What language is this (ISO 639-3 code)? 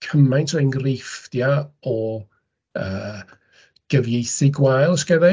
cym